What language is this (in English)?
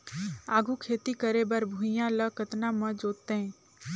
Chhattisgarhi